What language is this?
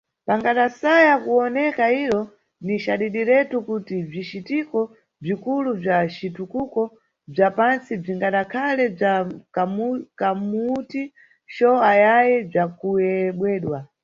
Nyungwe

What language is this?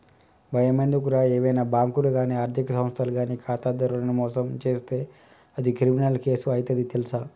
Telugu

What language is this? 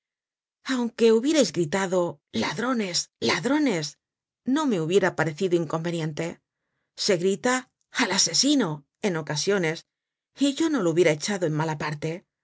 Spanish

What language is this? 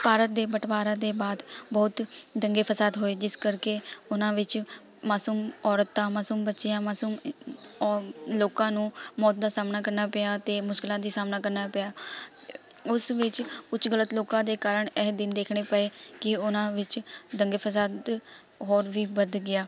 Punjabi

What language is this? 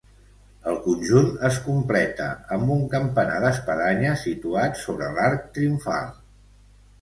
Catalan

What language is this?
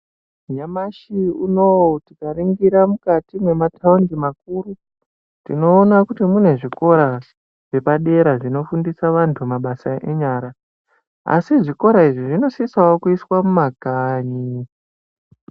Ndau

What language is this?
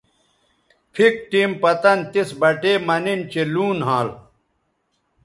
Bateri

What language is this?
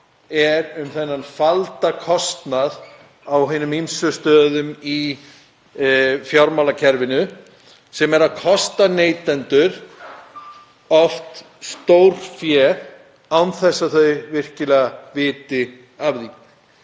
Icelandic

